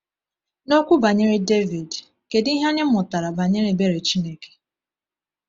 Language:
Igbo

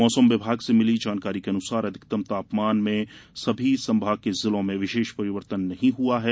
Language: Hindi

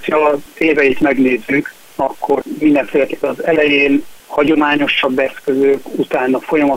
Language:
Hungarian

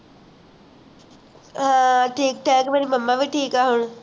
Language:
Punjabi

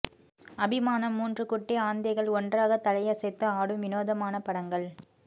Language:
Tamil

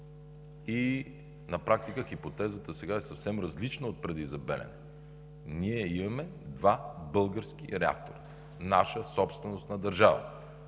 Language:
Bulgarian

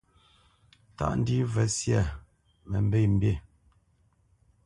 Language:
Bamenyam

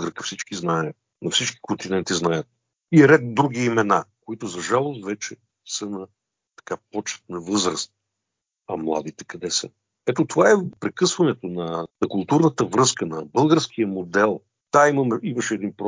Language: Bulgarian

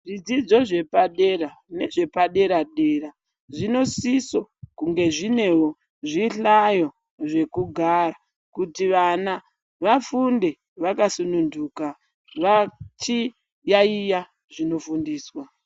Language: Ndau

